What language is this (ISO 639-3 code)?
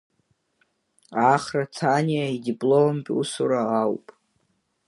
abk